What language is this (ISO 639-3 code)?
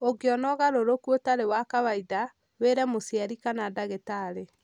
kik